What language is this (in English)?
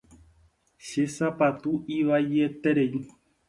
Guarani